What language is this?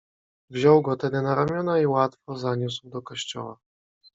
Polish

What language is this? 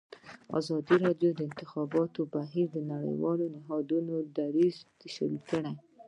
Pashto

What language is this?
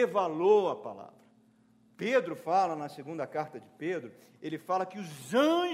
Portuguese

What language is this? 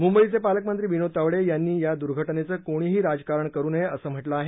Marathi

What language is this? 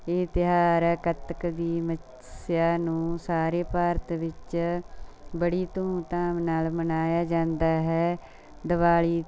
Punjabi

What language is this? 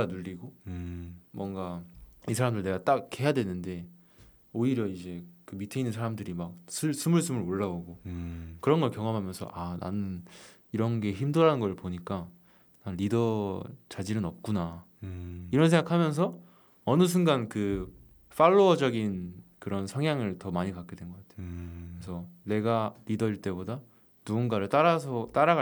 Korean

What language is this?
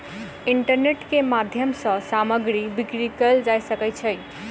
Maithili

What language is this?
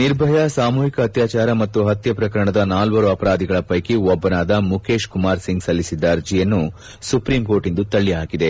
Kannada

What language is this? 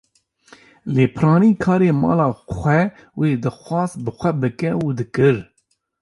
Kurdish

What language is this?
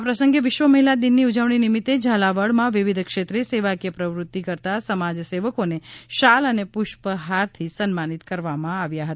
Gujarati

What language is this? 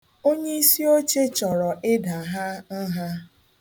Igbo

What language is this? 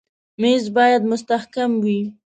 Pashto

